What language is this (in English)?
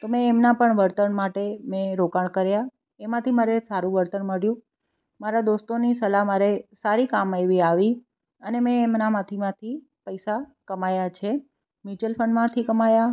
Gujarati